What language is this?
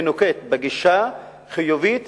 Hebrew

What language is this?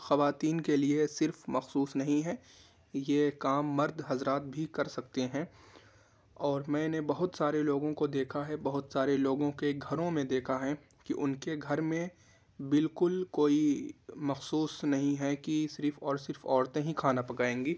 Urdu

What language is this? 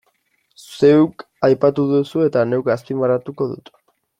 Basque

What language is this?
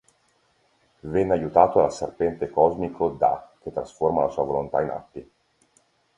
Italian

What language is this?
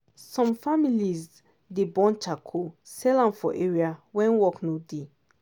Nigerian Pidgin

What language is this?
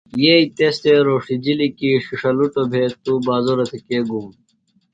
Phalura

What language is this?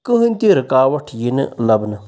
Kashmiri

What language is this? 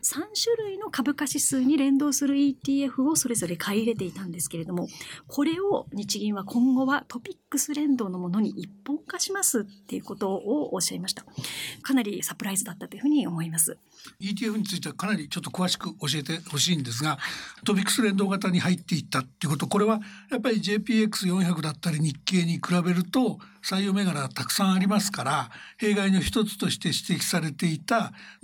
Japanese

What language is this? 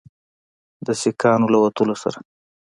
Pashto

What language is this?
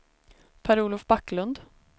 Swedish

